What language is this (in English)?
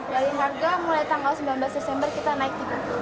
Indonesian